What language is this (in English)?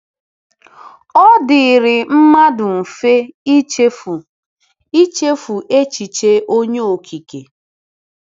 Igbo